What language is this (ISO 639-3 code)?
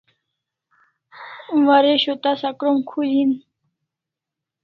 kls